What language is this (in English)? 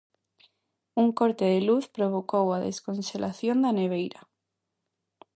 Galician